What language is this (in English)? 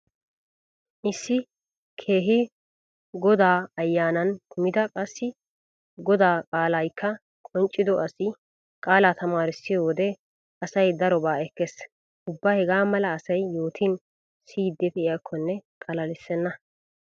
Wolaytta